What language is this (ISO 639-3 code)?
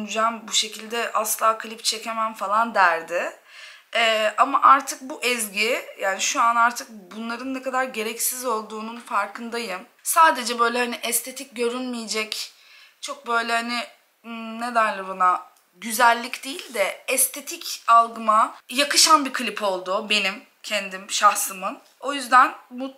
tur